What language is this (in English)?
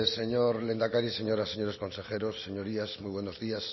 Spanish